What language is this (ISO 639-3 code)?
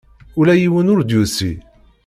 kab